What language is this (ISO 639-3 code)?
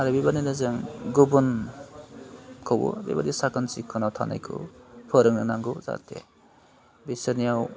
brx